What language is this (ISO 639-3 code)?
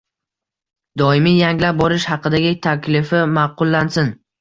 uzb